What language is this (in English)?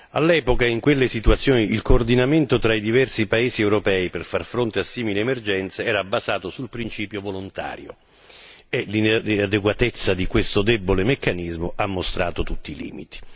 Italian